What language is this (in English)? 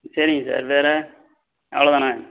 Tamil